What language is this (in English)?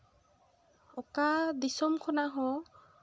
Santali